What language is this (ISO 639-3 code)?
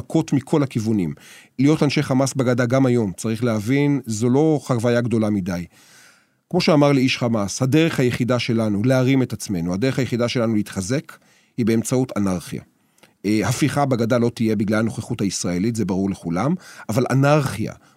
heb